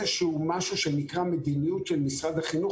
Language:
Hebrew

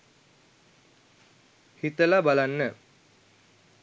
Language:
Sinhala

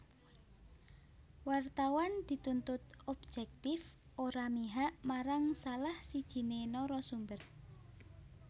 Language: Javanese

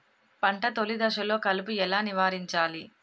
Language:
Telugu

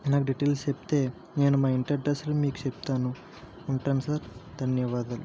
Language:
Telugu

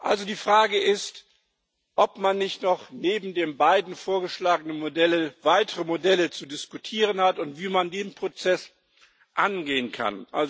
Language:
German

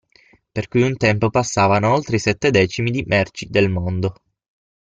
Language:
Italian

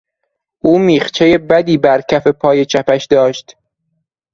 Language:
Persian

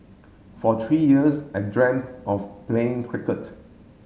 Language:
English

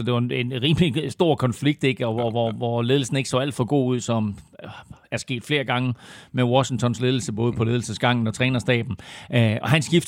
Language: Danish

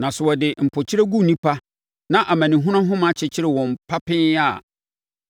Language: Akan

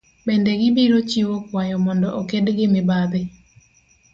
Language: Luo (Kenya and Tanzania)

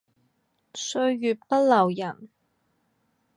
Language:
Cantonese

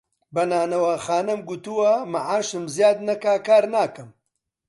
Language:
Central Kurdish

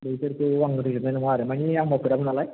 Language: Bodo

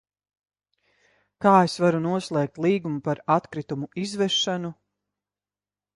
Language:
Latvian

